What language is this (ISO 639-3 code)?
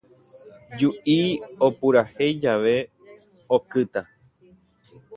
grn